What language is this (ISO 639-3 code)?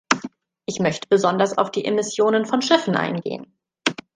deu